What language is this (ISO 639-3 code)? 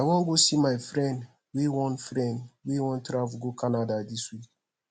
pcm